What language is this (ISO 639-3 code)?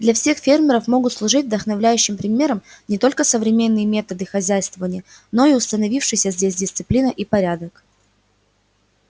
rus